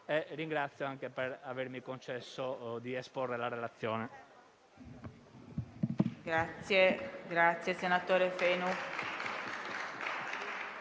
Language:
Italian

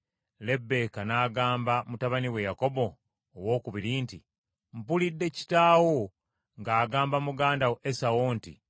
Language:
Ganda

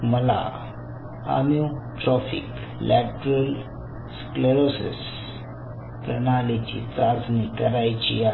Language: Marathi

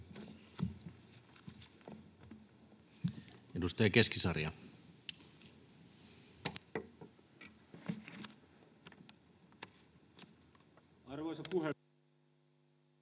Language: Finnish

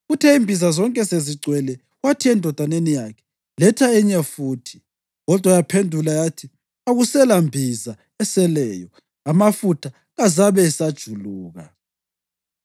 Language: North Ndebele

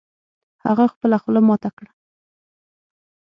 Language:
Pashto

